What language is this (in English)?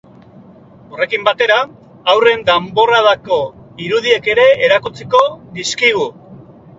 Basque